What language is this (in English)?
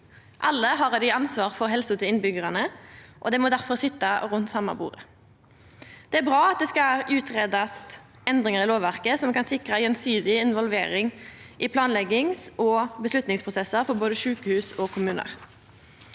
Norwegian